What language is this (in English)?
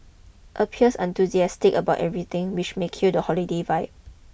English